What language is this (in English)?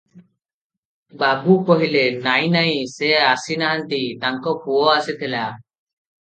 Odia